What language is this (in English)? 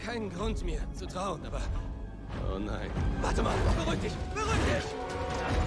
German